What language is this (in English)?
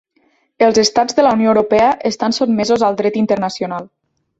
Catalan